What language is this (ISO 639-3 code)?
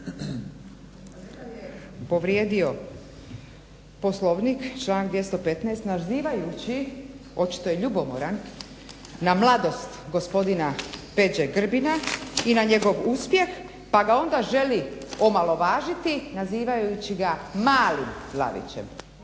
hrv